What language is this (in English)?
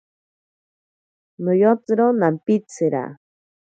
Ashéninka Perené